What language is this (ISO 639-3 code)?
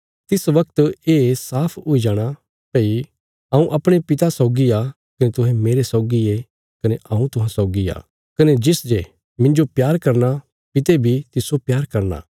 kfs